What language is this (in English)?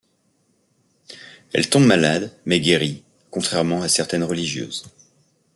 French